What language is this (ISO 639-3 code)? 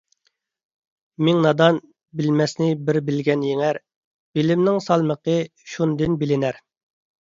uig